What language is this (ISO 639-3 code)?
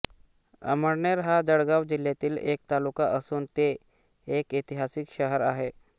mar